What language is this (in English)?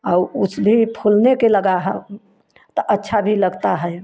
Hindi